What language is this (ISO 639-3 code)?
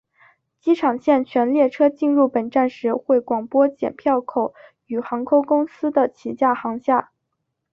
zho